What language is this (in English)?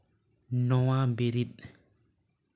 Santali